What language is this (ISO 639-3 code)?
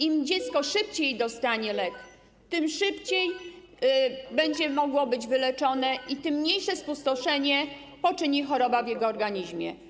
pol